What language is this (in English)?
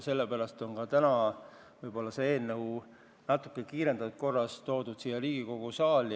Estonian